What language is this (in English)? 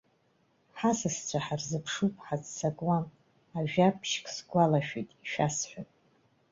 Abkhazian